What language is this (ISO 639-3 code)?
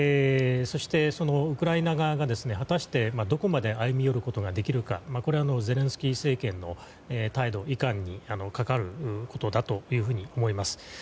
jpn